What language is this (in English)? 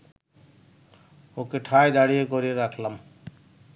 Bangla